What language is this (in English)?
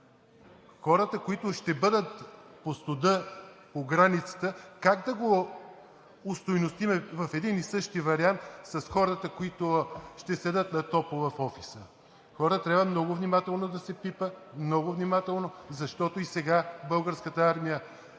Bulgarian